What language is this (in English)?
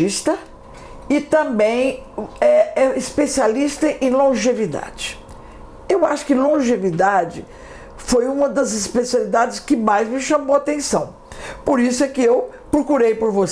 Portuguese